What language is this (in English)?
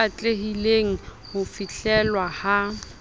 Southern Sotho